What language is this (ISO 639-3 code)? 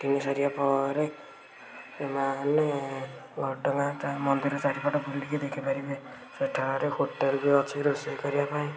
ori